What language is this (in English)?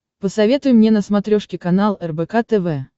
Russian